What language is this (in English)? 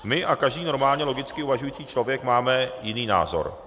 Czech